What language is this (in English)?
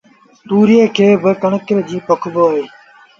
Sindhi Bhil